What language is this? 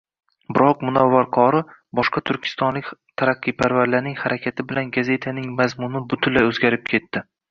Uzbek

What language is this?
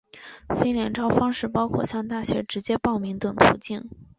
Chinese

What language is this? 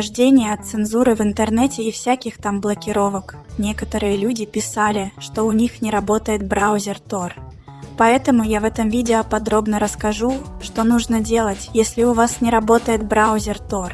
Russian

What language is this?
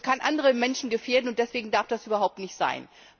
German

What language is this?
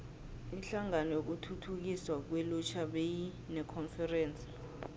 South Ndebele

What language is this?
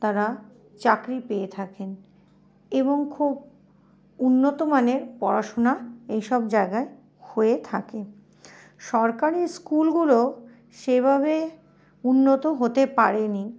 Bangla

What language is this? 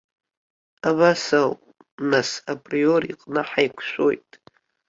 Abkhazian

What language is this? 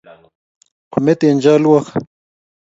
Kalenjin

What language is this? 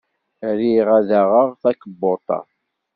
Kabyle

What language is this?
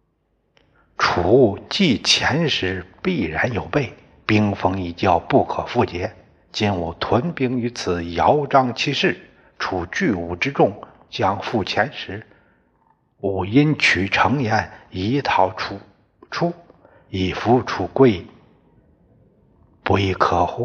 Chinese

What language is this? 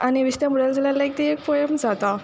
Konkani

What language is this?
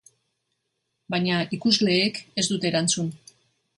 Basque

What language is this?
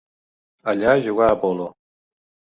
Catalan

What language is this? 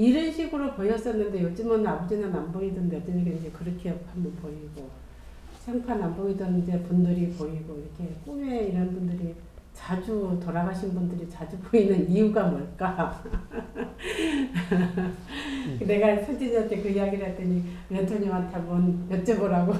Korean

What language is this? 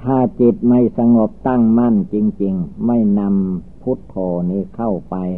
Thai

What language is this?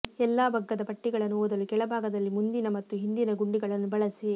Kannada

